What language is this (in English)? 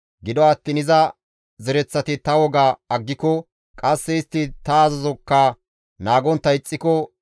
Gamo